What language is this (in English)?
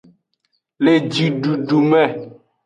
Aja (Benin)